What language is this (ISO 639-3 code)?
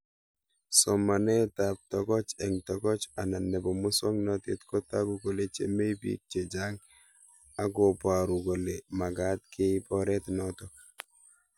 kln